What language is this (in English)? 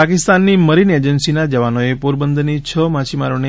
Gujarati